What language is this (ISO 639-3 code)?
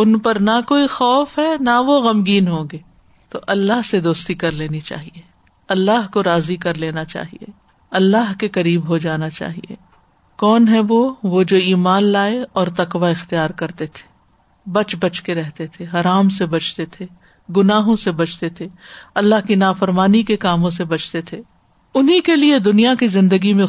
urd